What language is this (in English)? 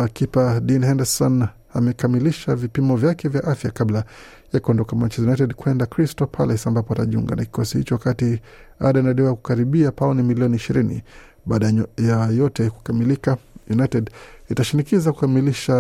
Swahili